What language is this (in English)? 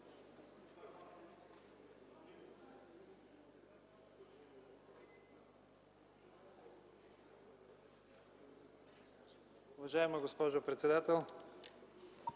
Bulgarian